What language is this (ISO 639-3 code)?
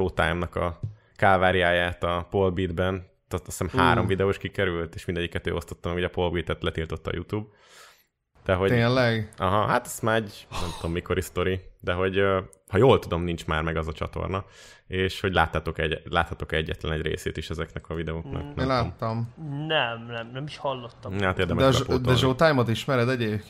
hun